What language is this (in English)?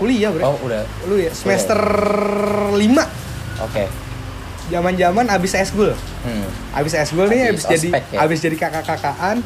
Indonesian